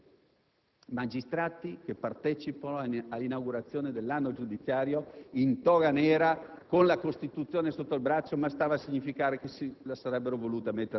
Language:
Italian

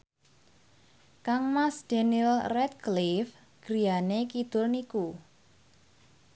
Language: Javanese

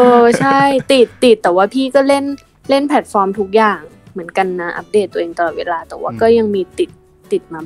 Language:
Thai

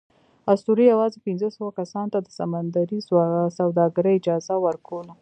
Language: Pashto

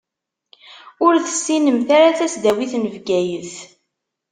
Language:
Kabyle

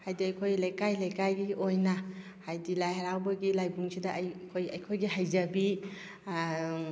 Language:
Manipuri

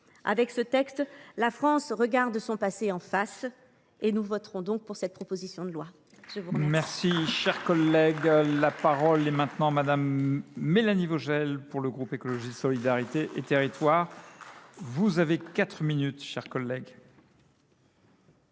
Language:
French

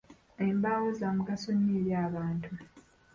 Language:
Ganda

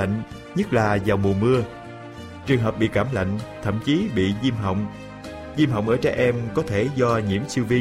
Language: Vietnamese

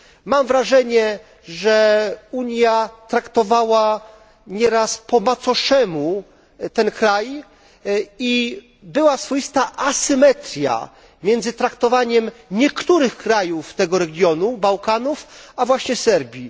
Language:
Polish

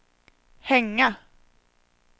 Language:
Swedish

